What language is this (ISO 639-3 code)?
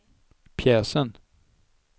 swe